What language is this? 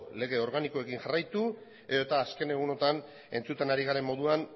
Basque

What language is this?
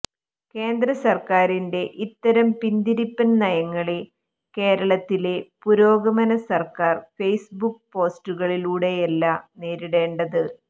Malayalam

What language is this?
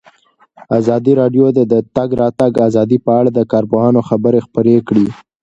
Pashto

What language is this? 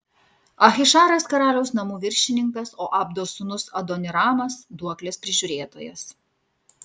Lithuanian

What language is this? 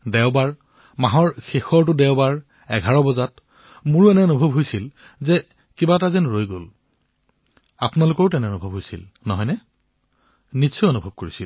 Assamese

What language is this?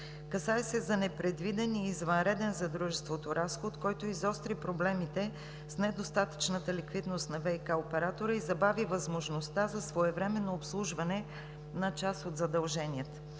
Bulgarian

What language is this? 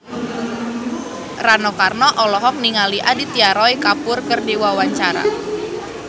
Sundanese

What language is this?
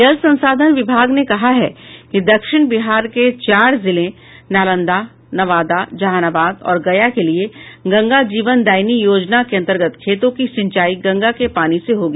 Hindi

